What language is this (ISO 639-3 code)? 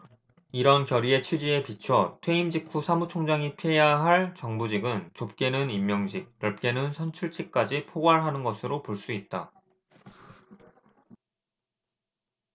kor